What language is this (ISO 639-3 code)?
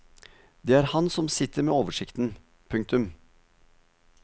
nor